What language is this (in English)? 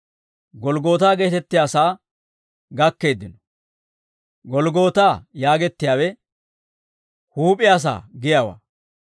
Dawro